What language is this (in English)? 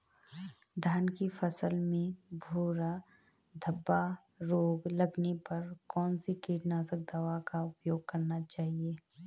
Hindi